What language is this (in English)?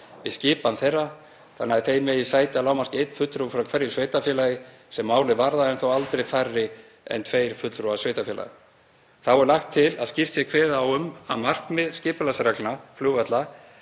Icelandic